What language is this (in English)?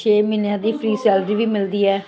Punjabi